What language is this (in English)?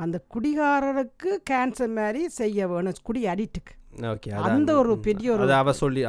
Tamil